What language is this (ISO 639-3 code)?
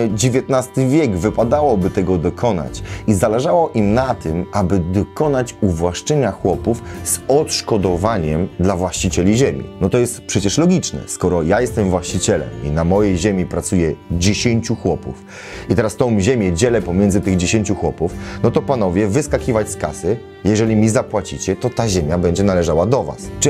pol